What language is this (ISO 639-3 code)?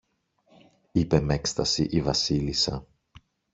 ell